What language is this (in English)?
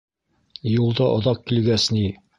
Bashkir